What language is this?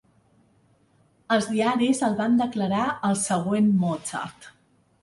Catalan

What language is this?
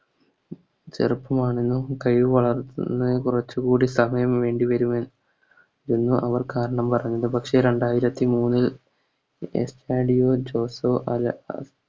Malayalam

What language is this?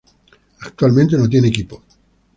Spanish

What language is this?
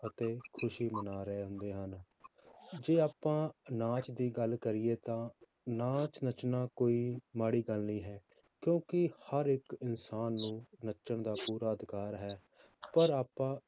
Punjabi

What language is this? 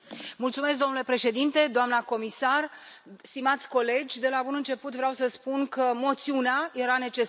Romanian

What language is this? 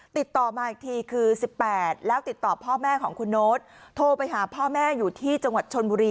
Thai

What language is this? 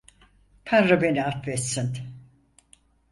Turkish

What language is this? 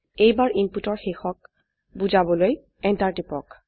Assamese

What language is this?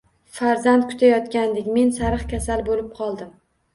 Uzbek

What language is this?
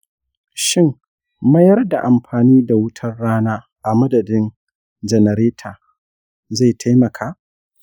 Hausa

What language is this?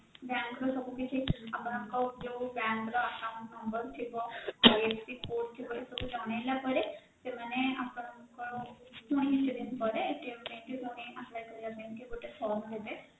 Odia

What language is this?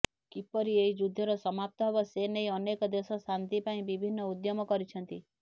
Odia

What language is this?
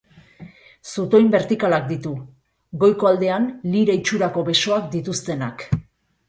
Basque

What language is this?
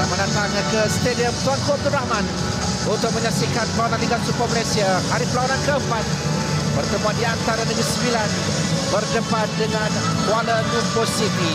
Malay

